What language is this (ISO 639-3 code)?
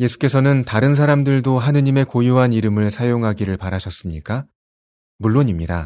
kor